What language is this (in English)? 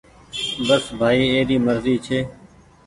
Goaria